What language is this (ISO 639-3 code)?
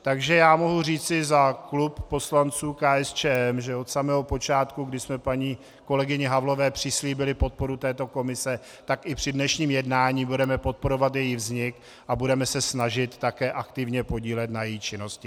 ces